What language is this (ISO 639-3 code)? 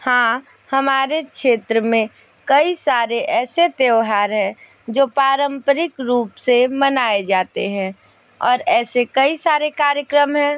hin